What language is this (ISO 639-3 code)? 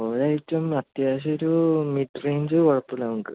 mal